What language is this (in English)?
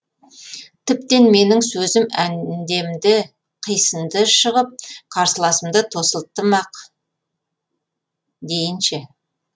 Kazakh